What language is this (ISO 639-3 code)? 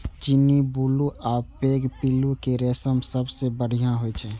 mai